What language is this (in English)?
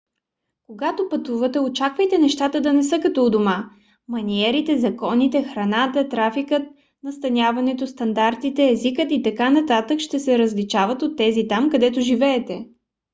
Bulgarian